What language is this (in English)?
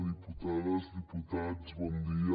Catalan